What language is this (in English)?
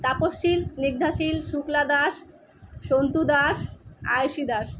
Bangla